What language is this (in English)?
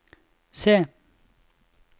Norwegian